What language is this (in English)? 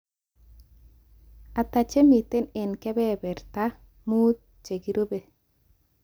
Kalenjin